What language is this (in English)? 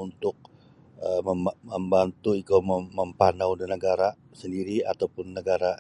Sabah Bisaya